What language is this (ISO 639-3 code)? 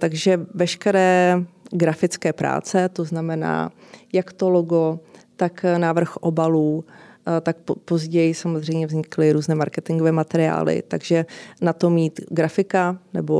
ces